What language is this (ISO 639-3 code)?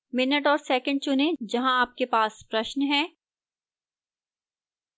hin